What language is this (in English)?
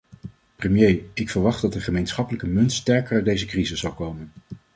Dutch